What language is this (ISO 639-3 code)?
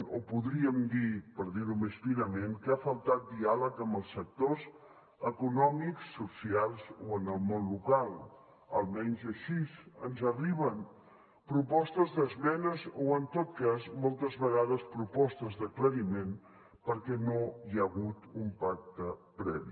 cat